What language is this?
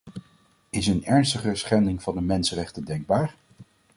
Dutch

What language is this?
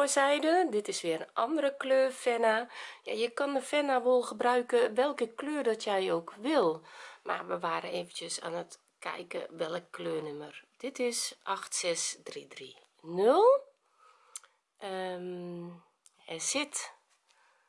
Dutch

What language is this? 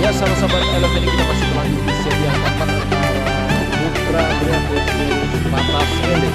Indonesian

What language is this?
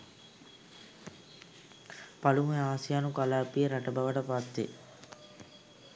Sinhala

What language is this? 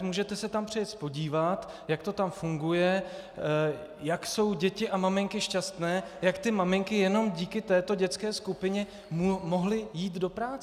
Czech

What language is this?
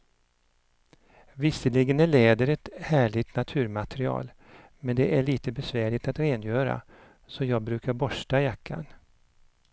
Swedish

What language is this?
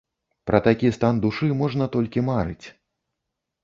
Belarusian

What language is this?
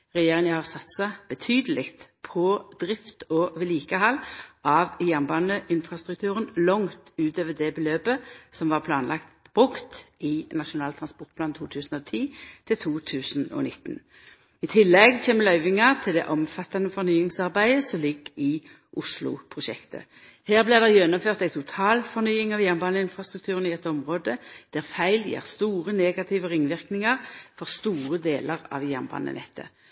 Norwegian Nynorsk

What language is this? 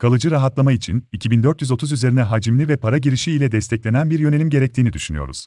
Turkish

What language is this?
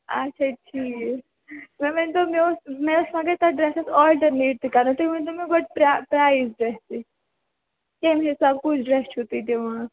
Kashmiri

